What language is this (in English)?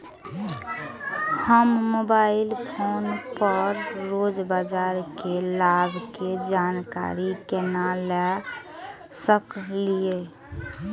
Maithili